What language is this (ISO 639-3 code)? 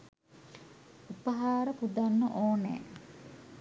sin